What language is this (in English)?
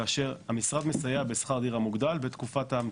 Hebrew